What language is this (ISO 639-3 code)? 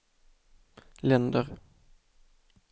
swe